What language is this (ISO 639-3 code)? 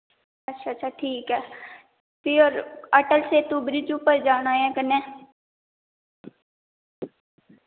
doi